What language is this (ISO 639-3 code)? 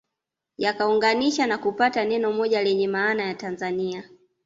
swa